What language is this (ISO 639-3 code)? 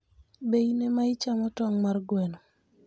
luo